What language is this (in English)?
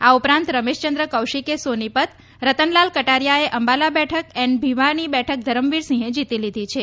Gujarati